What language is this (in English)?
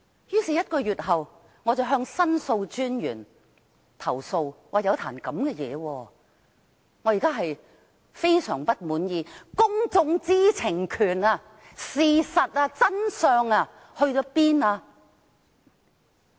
Cantonese